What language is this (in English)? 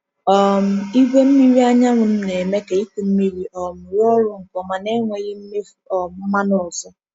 Igbo